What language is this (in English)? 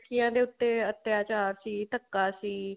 Punjabi